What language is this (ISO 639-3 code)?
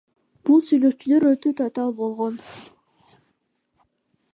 kir